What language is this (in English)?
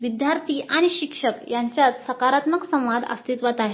Marathi